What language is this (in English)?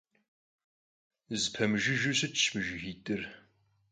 Kabardian